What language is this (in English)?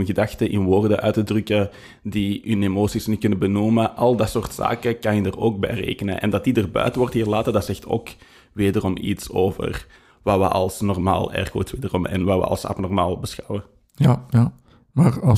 Dutch